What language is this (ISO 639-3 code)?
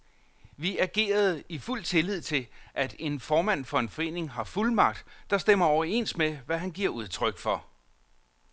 dan